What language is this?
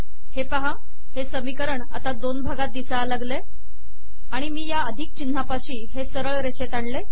Marathi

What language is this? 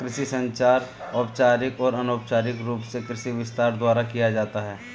Hindi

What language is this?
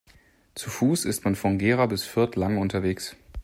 German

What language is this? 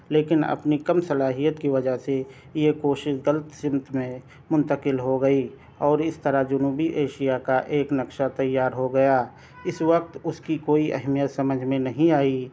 Urdu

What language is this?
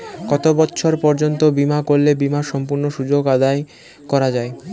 Bangla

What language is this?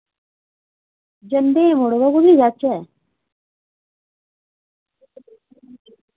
Dogri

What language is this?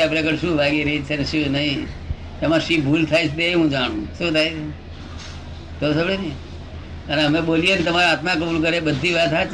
Gujarati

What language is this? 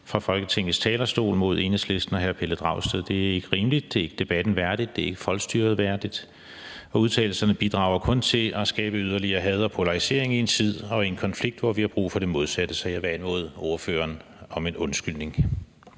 Danish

